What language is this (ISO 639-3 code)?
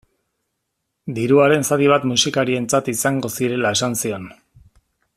eus